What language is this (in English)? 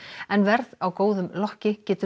Icelandic